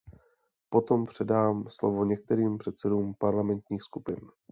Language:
Czech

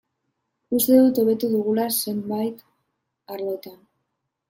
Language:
Basque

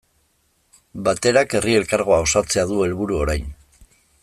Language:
Basque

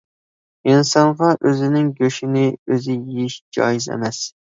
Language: Uyghur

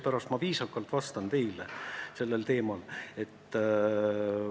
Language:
Estonian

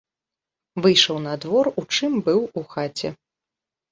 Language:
Belarusian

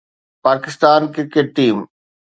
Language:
Sindhi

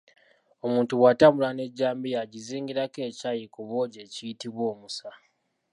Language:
Ganda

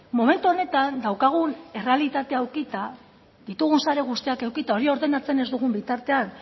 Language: Basque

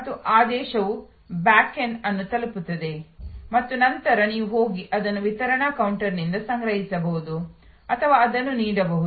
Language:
Kannada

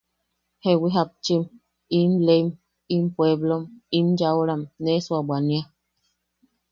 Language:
Yaqui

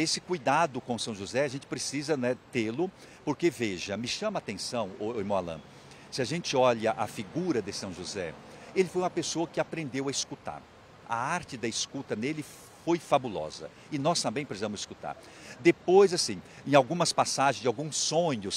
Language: Portuguese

